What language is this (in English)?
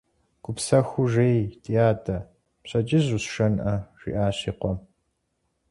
Kabardian